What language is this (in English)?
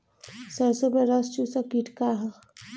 Bhojpuri